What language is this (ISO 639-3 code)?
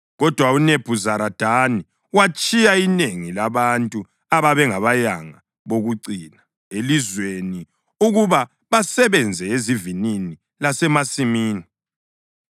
nde